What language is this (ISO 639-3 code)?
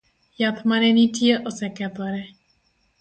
luo